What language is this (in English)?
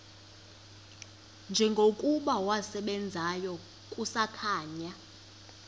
Xhosa